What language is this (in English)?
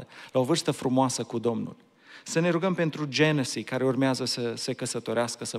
Romanian